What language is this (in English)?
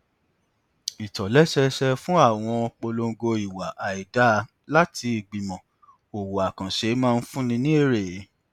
Yoruba